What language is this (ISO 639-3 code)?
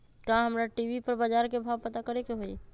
mag